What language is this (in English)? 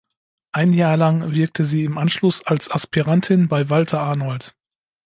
German